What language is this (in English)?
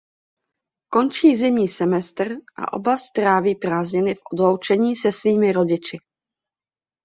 Czech